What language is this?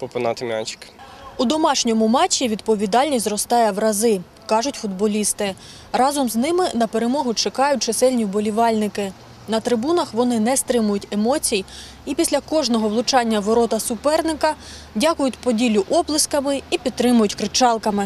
Ukrainian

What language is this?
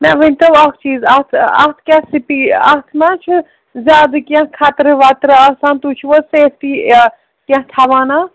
Kashmiri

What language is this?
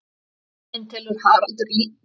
Icelandic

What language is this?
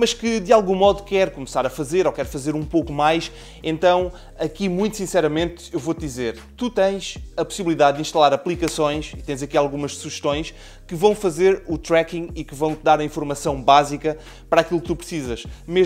Portuguese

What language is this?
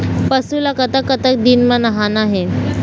Chhattisgarhi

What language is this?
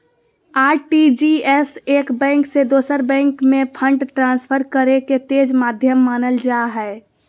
Magahi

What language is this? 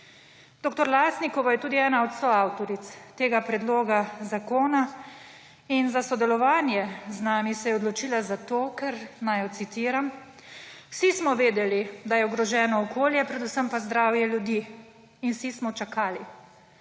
Slovenian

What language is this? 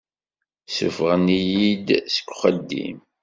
Kabyle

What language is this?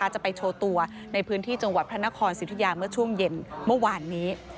Thai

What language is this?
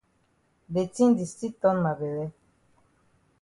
Cameroon Pidgin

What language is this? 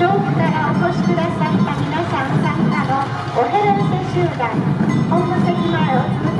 Japanese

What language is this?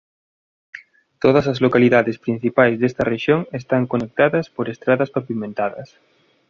Galician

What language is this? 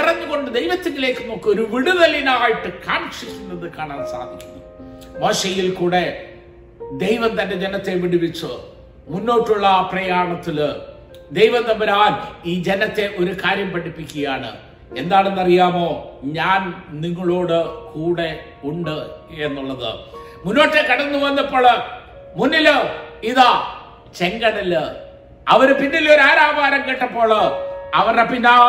Malayalam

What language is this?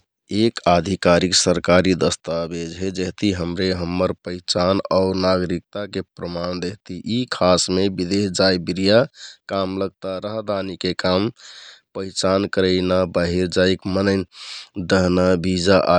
Kathoriya Tharu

